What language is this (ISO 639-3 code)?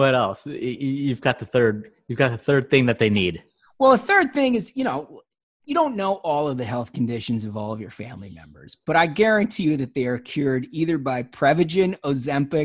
eng